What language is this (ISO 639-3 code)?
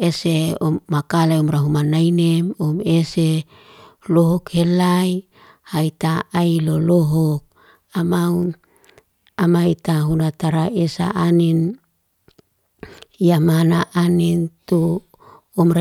ste